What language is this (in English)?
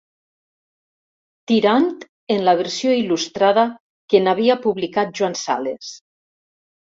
Catalan